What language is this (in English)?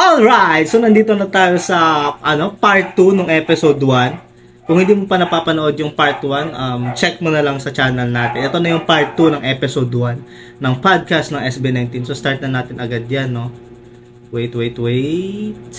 Filipino